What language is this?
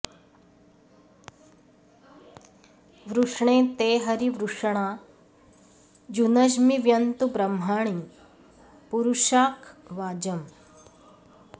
Sanskrit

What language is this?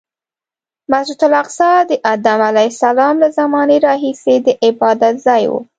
Pashto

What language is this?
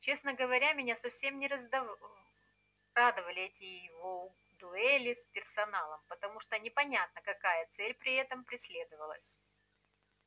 Russian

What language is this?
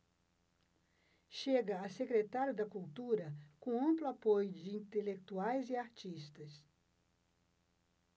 Portuguese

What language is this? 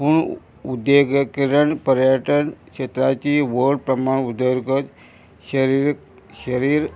Konkani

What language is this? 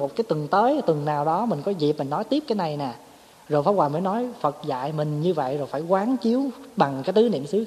Vietnamese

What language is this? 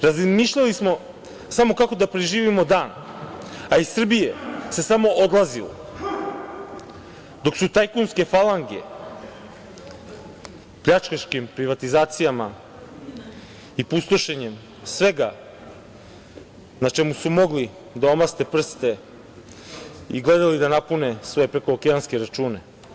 Serbian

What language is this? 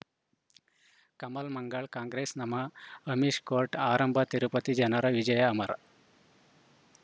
Kannada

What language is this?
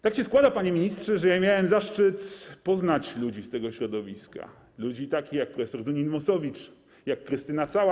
Polish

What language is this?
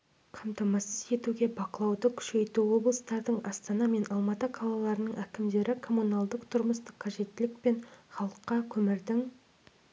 Kazakh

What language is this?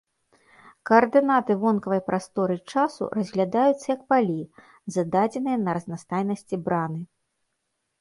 Belarusian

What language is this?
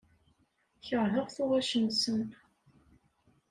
Kabyle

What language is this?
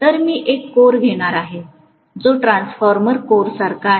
Marathi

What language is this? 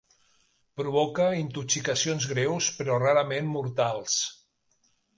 Catalan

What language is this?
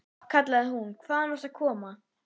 Icelandic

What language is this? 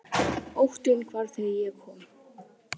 Icelandic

